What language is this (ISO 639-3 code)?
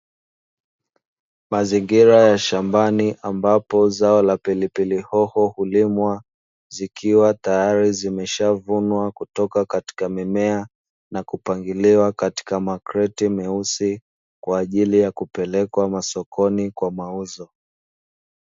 swa